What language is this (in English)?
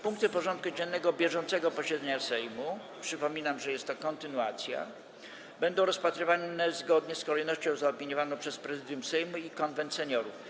Polish